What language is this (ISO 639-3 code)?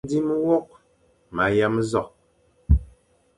fan